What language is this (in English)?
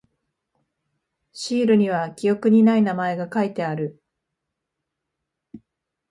Japanese